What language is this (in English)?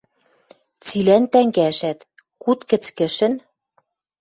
Western Mari